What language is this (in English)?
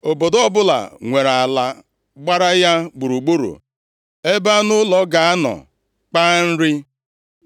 Igbo